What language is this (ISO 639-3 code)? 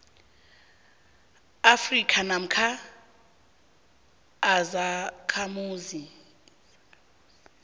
nbl